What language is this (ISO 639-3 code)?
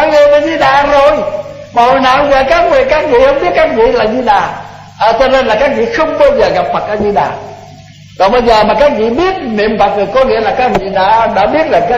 vie